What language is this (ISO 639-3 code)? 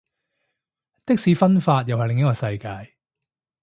yue